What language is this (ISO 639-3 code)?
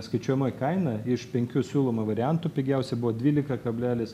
lit